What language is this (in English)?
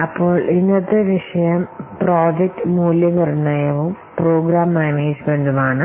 Malayalam